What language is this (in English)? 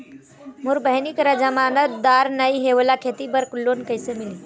Chhattisgarhi